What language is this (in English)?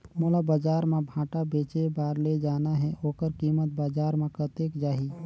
Chhattisgarhi